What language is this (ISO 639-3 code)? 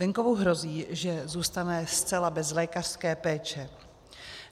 ces